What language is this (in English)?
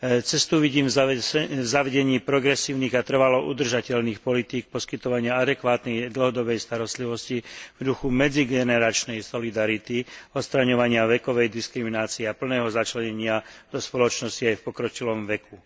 Slovak